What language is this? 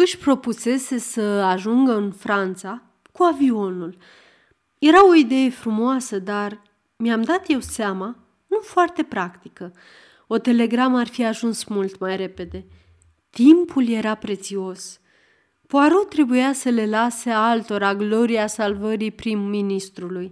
Romanian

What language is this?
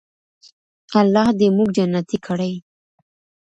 Pashto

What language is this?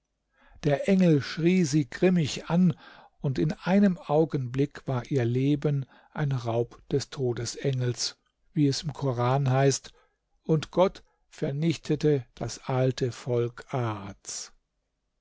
German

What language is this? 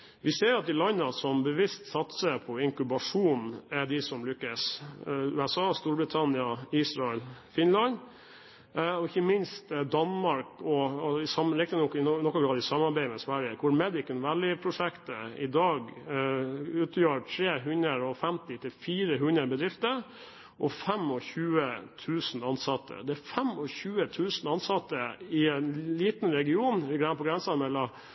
Norwegian Bokmål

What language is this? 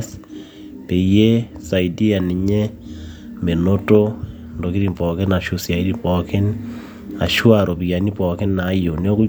Masai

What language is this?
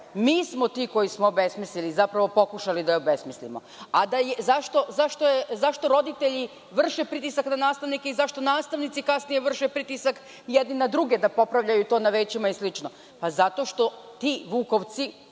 Serbian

